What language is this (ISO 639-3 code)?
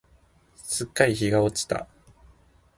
jpn